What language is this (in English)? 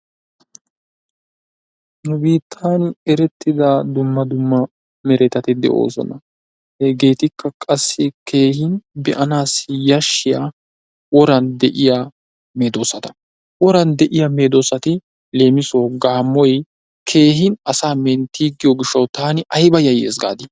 Wolaytta